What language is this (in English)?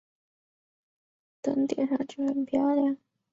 Chinese